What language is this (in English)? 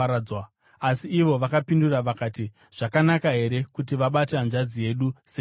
Shona